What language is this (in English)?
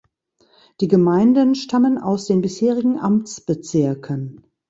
German